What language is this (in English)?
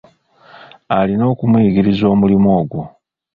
Ganda